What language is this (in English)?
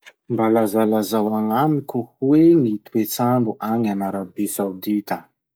Masikoro Malagasy